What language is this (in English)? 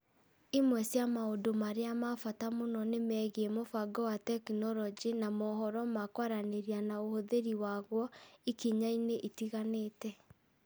Kikuyu